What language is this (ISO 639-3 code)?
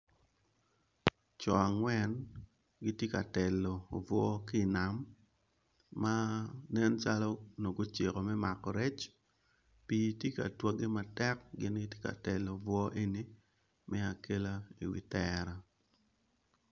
ach